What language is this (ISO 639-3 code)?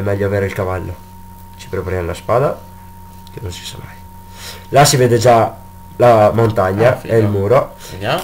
ita